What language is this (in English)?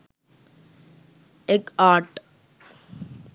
Sinhala